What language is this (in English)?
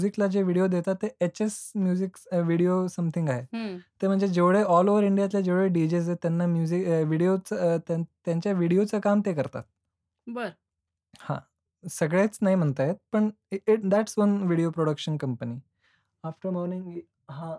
Marathi